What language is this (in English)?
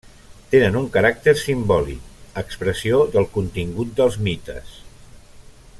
Catalan